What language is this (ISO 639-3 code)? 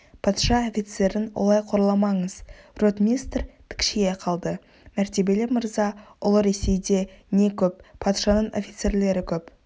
kaz